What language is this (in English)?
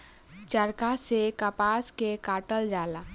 Bhojpuri